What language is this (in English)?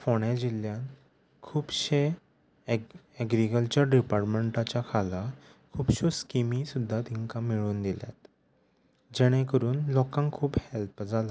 Konkani